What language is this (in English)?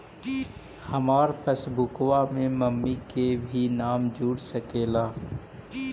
Magahi